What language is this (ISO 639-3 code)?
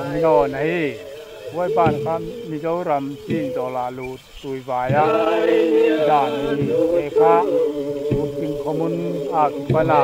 tha